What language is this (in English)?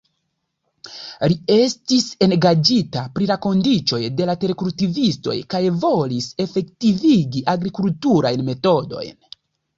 Esperanto